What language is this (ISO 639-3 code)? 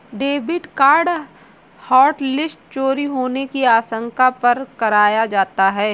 hin